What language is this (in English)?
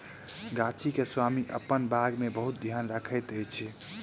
Maithili